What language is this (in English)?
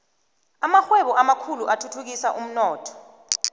South Ndebele